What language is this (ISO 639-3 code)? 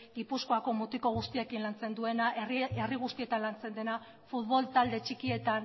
eus